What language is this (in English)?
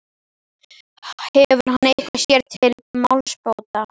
Icelandic